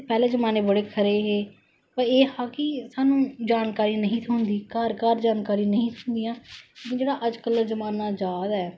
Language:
Dogri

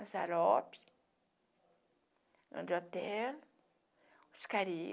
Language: Portuguese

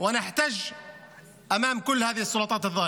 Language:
Hebrew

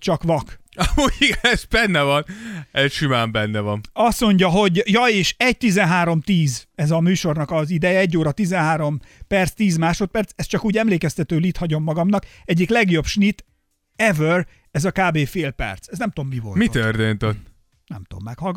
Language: Hungarian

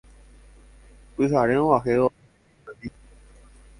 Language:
Guarani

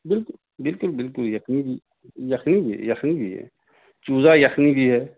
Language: Urdu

